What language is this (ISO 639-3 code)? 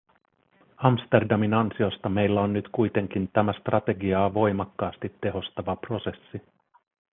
fin